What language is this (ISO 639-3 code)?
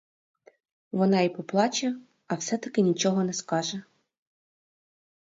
ukr